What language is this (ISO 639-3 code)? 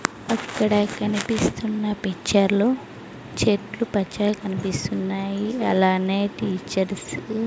tel